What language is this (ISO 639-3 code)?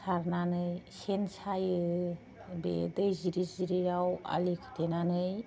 brx